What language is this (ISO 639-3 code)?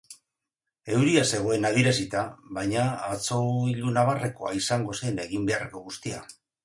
eus